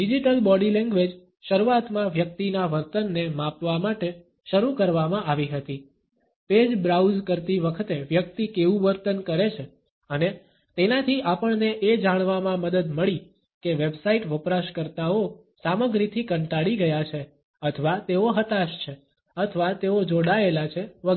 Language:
Gujarati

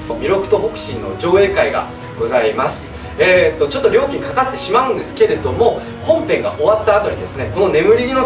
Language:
Japanese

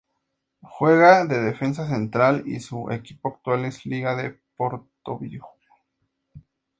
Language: Spanish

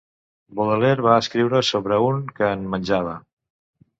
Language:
Catalan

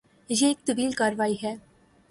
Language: Urdu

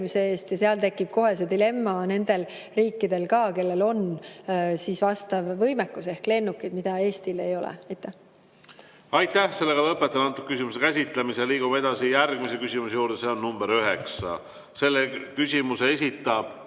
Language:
Estonian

